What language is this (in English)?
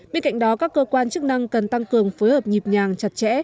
Vietnamese